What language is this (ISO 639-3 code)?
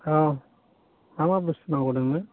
brx